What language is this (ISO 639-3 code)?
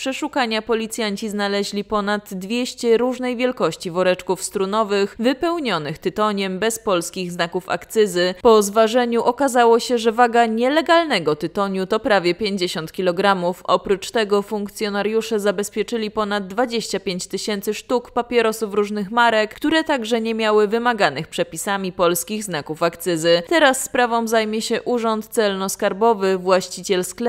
pol